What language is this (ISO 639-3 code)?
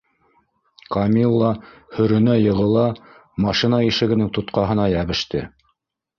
bak